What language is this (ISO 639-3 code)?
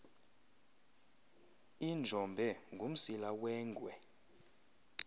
xho